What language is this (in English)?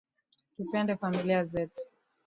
Swahili